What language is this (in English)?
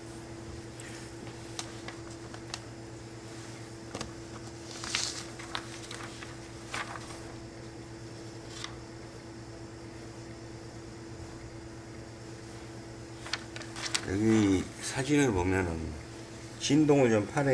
Korean